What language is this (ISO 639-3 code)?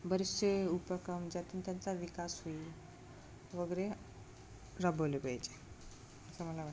mar